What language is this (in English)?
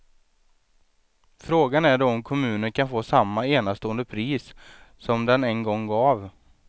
Swedish